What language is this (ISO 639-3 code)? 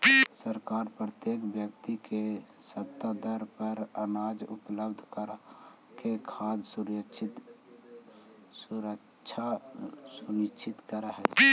mag